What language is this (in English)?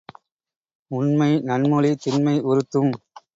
Tamil